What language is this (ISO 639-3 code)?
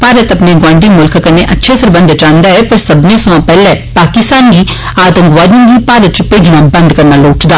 doi